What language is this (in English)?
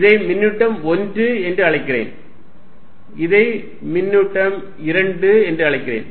Tamil